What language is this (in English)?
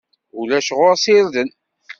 Kabyle